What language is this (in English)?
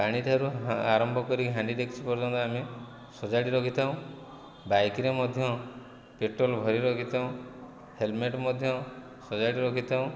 Odia